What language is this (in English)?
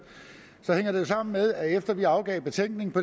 Danish